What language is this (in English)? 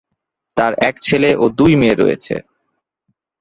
Bangla